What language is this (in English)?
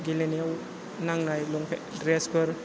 Bodo